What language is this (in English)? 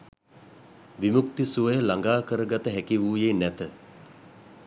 Sinhala